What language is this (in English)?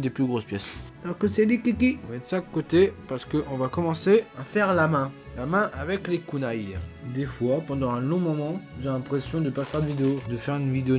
French